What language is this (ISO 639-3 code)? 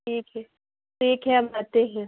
urd